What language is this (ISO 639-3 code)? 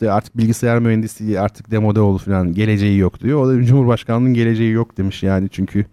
tur